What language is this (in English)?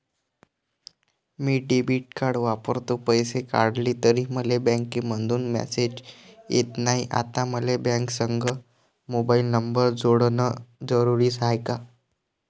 Marathi